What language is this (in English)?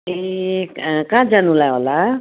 Nepali